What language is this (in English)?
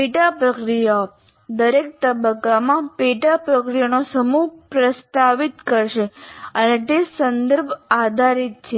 Gujarati